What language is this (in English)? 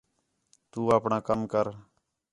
Khetrani